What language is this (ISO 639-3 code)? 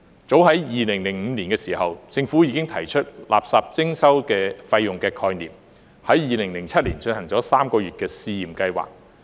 yue